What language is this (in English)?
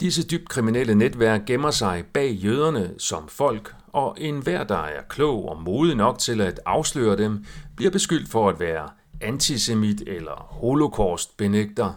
Danish